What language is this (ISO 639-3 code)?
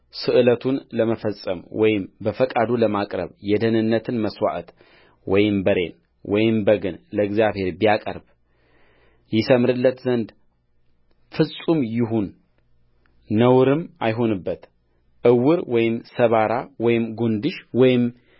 amh